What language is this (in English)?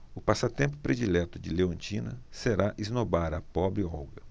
Portuguese